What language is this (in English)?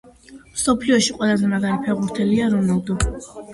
Georgian